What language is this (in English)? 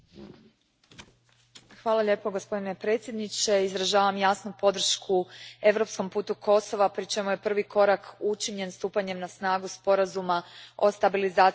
Croatian